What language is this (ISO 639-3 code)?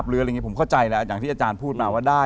tha